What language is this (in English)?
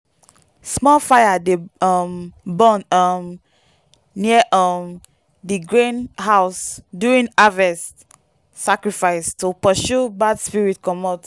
Nigerian Pidgin